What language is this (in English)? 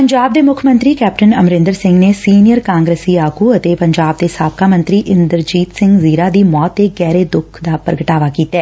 Punjabi